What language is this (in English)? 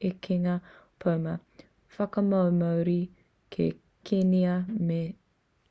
Māori